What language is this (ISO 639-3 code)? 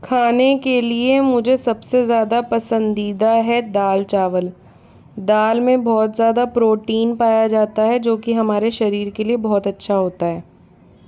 hin